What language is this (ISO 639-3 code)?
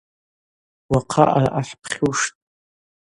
abq